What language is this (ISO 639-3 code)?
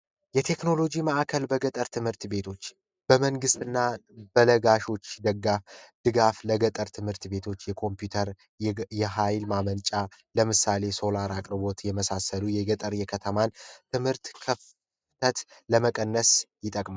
amh